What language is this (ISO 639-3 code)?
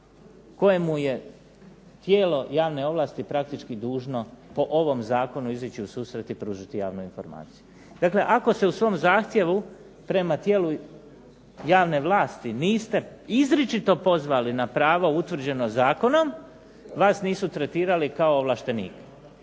hrv